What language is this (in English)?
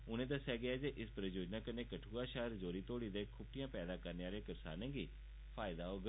Dogri